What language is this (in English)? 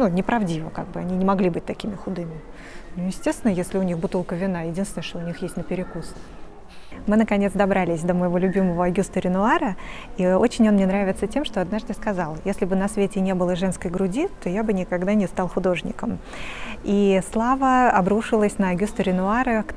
Russian